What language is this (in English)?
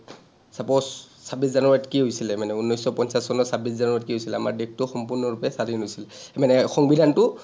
Assamese